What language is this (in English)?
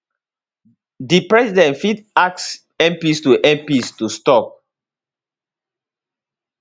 Nigerian Pidgin